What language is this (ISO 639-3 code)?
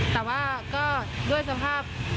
tha